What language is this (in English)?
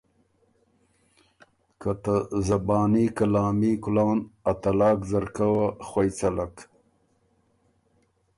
Ormuri